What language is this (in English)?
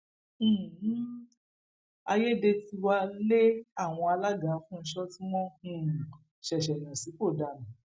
Yoruba